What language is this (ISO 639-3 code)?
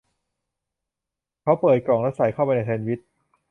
tha